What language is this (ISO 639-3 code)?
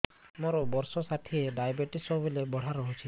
ori